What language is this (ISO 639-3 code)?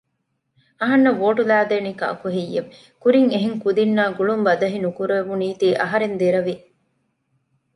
div